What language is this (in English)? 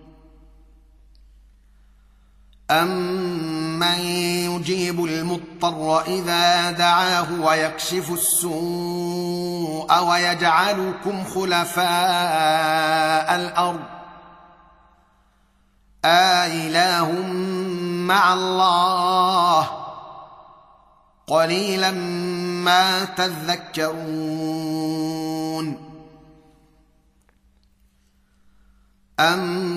Arabic